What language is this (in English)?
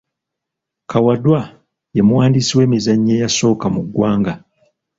Ganda